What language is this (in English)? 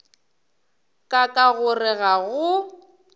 Northern Sotho